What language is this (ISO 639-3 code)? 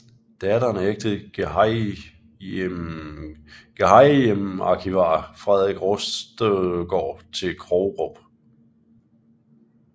dan